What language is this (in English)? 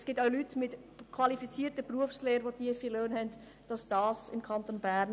Swiss German